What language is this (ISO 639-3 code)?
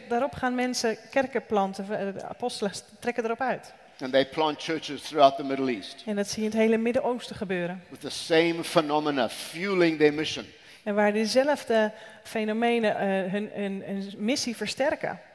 nld